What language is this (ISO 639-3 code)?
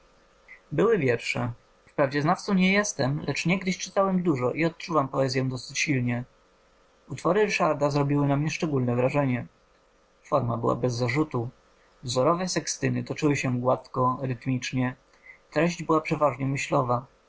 pol